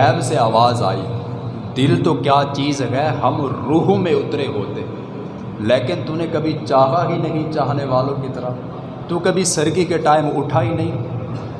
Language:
Urdu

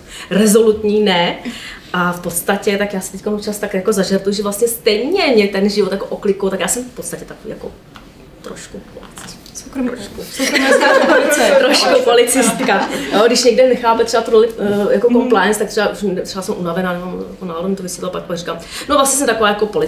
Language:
Czech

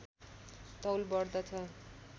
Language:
Nepali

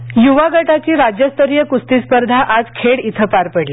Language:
Marathi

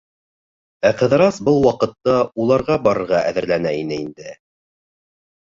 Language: Bashkir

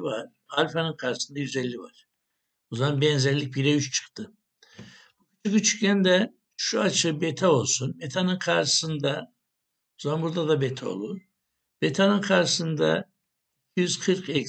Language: Turkish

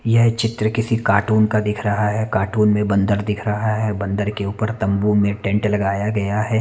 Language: Hindi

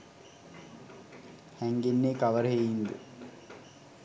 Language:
Sinhala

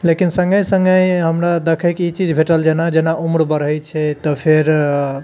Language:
Maithili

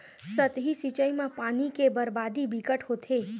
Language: Chhattisgarhi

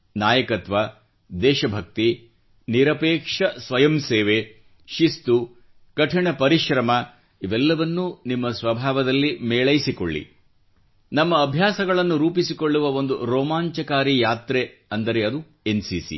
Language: Kannada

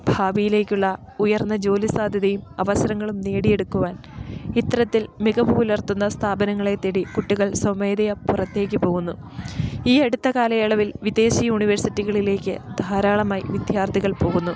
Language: Malayalam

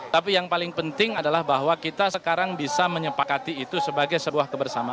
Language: Indonesian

